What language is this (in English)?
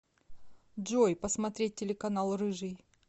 Russian